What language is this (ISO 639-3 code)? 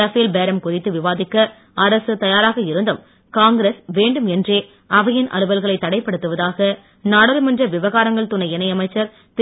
tam